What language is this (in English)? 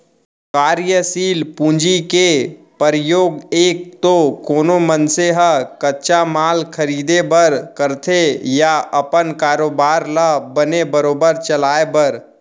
Chhattisgarhi